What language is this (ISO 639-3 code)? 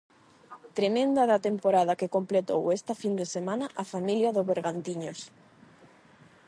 glg